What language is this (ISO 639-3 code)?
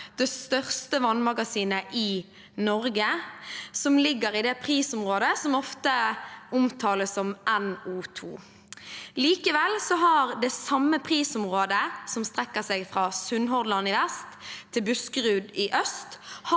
nor